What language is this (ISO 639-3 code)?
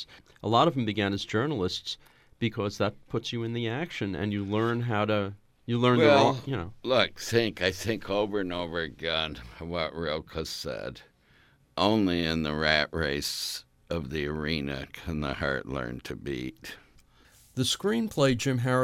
eng